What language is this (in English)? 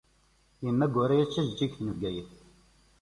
Kabyle